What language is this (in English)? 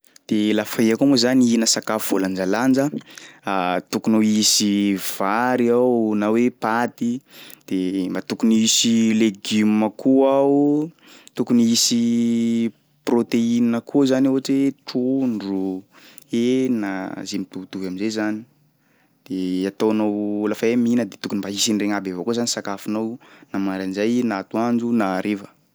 Sakalava Malagasy